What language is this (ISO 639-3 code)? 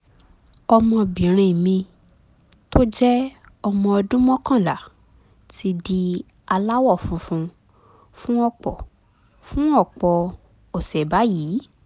yor